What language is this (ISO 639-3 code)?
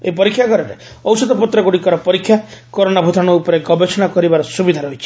ori